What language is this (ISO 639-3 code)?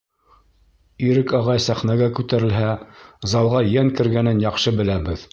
bak